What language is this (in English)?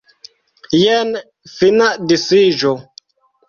Esperanto